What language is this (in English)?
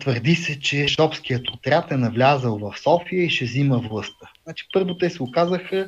Bulgarian